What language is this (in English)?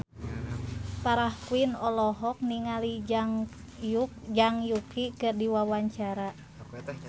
Sundanese